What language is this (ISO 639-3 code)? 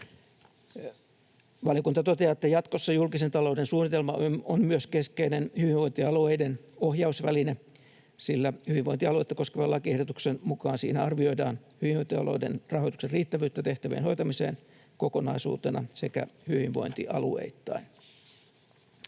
fin